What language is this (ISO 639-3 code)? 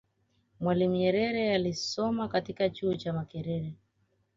swa